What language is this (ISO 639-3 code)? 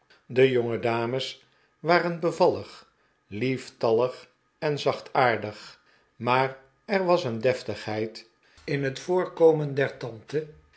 nld